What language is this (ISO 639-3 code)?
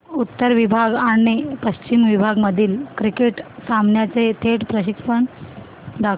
mar